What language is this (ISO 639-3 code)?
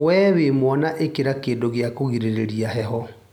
kik